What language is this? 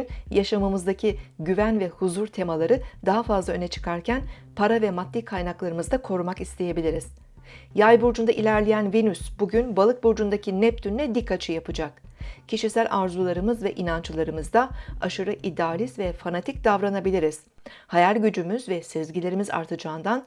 Turkish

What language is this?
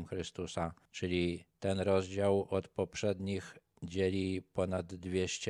Polish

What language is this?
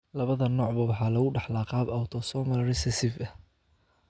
Somali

